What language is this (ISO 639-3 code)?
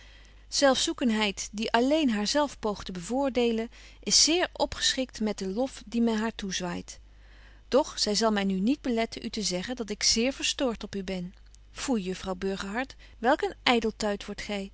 nld